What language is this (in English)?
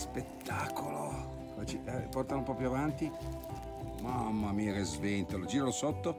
Italian